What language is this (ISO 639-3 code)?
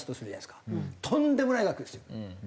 jpn